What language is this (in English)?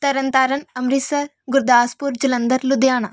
Punjabi